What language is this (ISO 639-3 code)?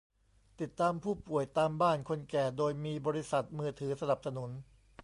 tha